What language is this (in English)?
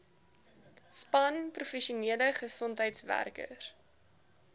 Afrikaans